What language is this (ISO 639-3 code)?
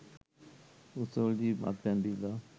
sin